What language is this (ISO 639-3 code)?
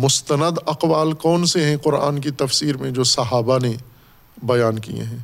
urd